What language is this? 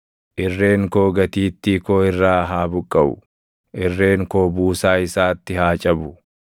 Oromo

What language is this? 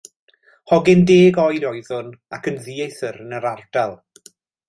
Welsh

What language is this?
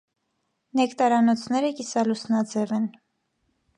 Armenian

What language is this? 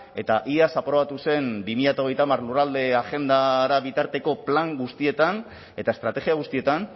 Basque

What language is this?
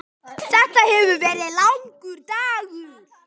Icelandic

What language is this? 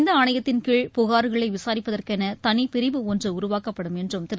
Tamil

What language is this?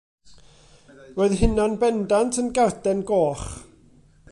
Welsh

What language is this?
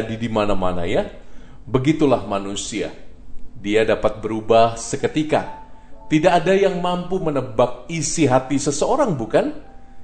Indonesian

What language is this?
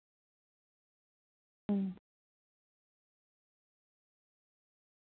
Santali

